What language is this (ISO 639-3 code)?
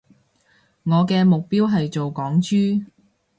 yue